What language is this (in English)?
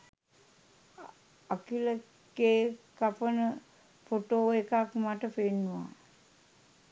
Sinhala